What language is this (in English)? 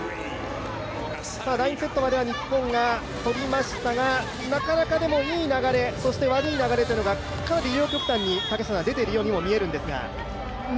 Japanese